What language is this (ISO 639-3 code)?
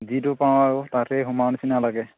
asm